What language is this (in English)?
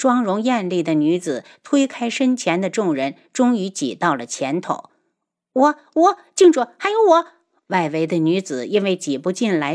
Chinese